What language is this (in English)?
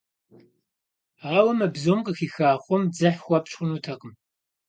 Kabardian